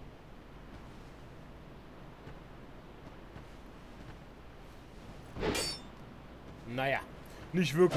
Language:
German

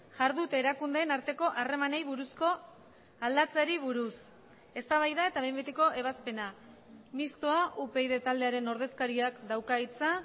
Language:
Basque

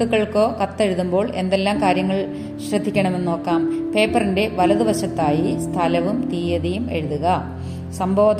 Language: Malayalam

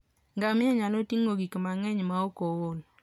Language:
Luo (Kenya and Tanzania)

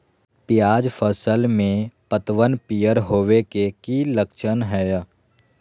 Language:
Magahi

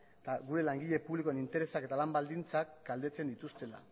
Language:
Basque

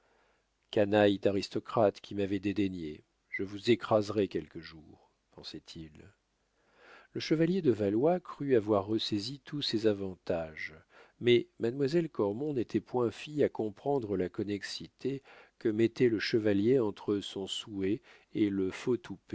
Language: French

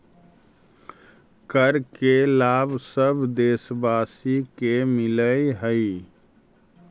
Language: Magahi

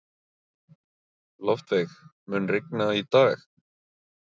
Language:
Icelandic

